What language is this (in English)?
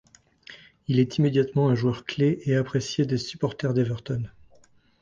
French